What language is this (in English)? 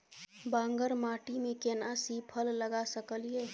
Maithili